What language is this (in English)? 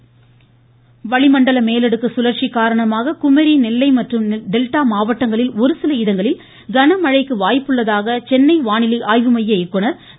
Tamil